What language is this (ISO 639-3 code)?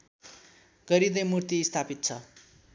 nep